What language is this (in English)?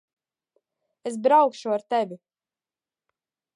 Latvian